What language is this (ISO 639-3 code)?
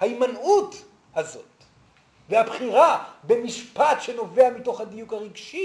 heb